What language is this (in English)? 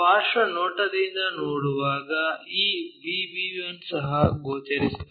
Kannada